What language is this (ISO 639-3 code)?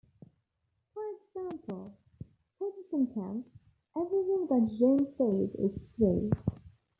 eng